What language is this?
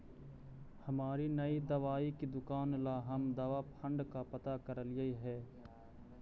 Magahi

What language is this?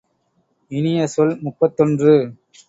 Tamil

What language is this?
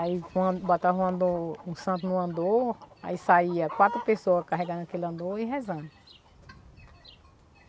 Portuguese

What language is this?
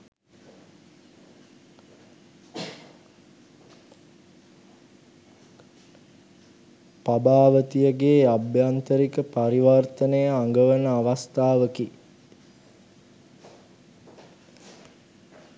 Sinhala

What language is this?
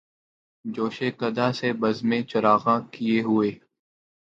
Urdu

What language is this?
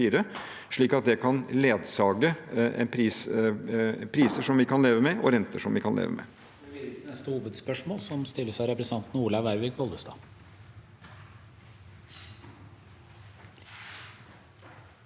Norwegian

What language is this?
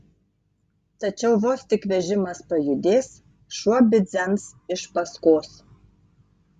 Lithuanian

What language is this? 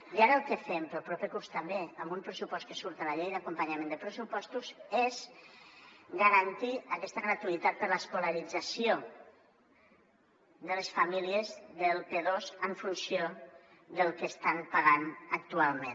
Catalan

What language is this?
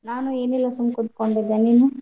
Kannada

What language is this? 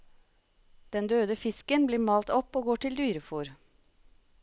Norwegian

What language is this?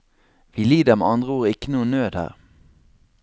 Norwegian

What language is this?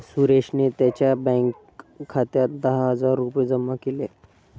Marathi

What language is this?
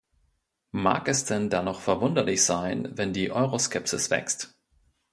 German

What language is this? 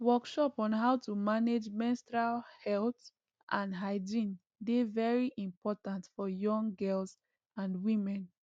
Nigerian Pidgin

